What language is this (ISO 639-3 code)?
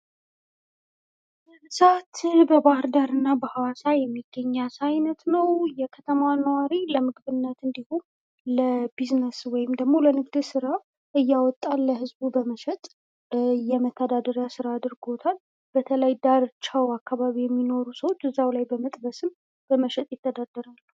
amh